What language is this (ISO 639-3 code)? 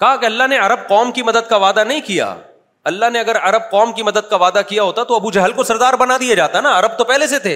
urd